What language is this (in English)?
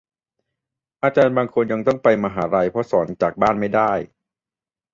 Thai